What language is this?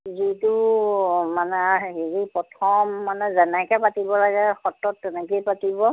Assamese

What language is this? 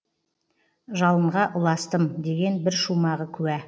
Kazakh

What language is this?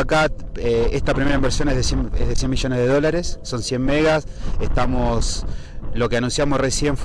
Spanish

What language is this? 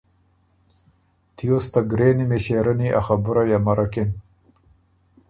Ormuri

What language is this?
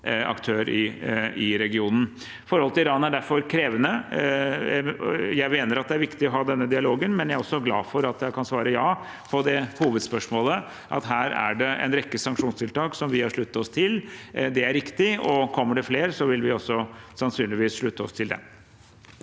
Norwegian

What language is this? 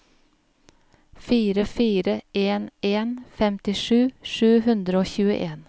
Norwegian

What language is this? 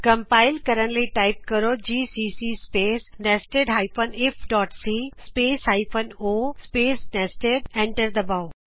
Punjabi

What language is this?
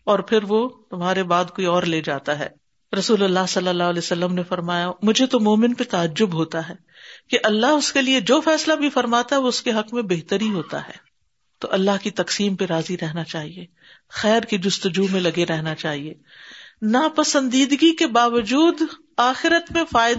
Urdu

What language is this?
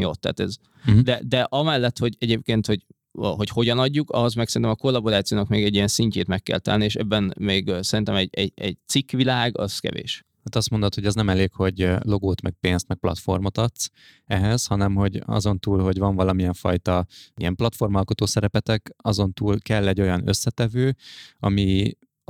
Hungarian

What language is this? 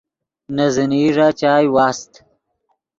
Yidgha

